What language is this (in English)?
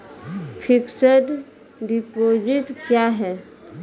Maithili